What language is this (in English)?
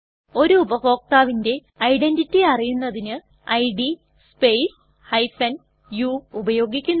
Malayalam